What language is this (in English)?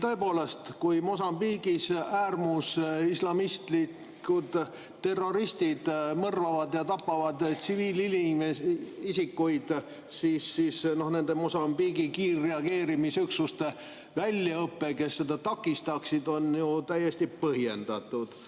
Estonian